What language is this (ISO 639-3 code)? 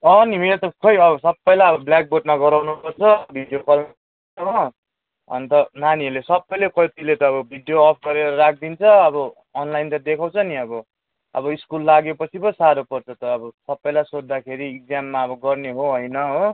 nep